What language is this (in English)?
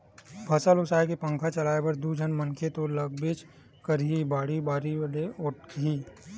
Chhattisgarhi